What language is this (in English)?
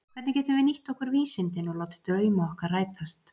Icelandic